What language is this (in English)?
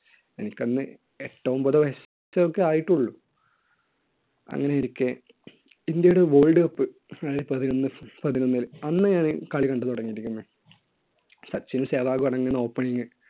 Malayalam